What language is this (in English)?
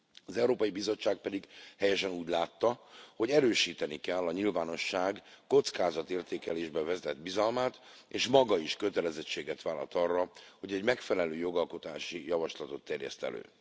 Hungarian